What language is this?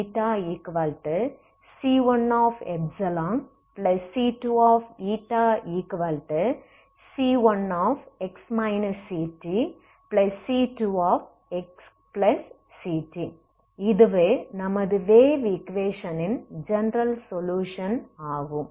Tamil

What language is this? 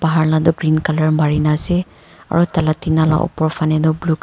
Naga Pidgin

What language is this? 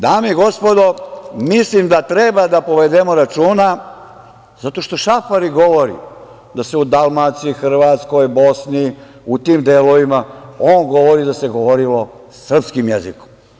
Serbian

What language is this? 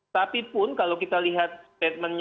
Indonesian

